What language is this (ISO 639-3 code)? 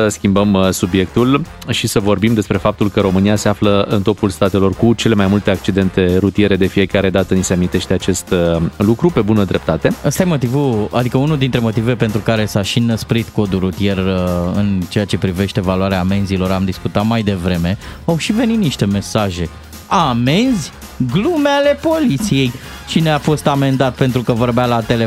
ron